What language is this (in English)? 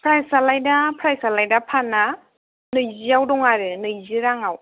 Bodo